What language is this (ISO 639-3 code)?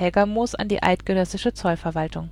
deu